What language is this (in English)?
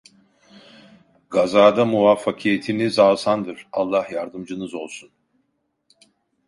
Turkish